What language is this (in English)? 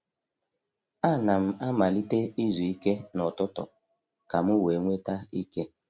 Igbo